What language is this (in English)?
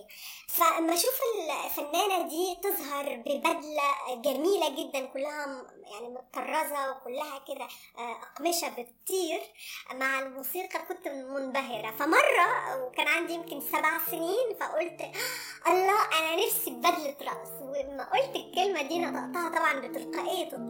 Arabic